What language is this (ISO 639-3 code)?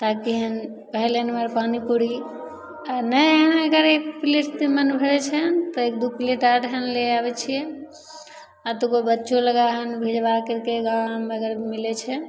mai